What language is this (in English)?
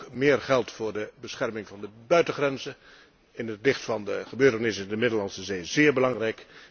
Dutch